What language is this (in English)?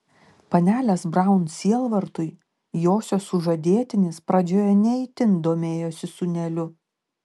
Lithuanian